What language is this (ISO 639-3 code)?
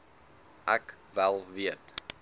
afr